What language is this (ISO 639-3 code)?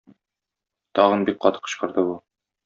tat